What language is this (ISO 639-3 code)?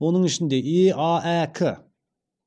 kaz